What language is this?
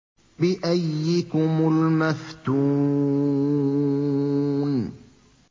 Arabic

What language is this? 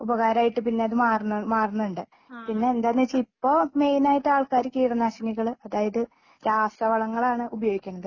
Malayalam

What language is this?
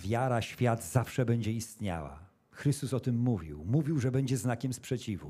Polish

